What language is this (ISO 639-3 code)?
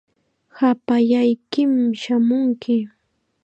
qxa